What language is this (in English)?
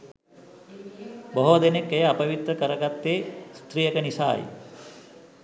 Sinhala